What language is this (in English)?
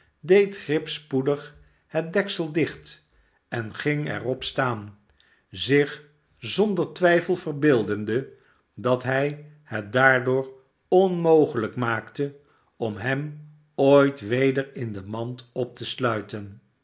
Dutch